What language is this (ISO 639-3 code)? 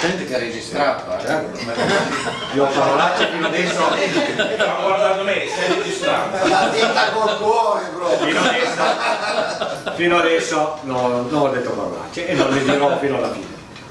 ita